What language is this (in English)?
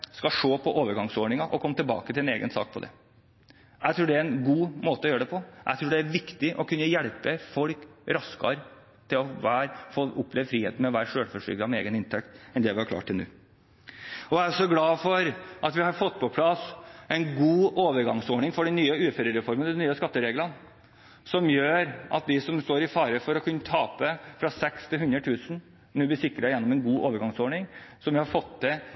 Norwegian Bokmål